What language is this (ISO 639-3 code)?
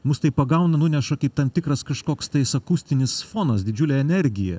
lit